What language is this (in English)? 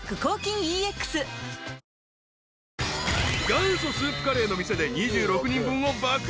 Japanese